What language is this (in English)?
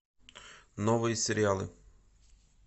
Russian